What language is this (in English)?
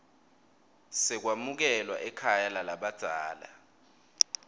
Swati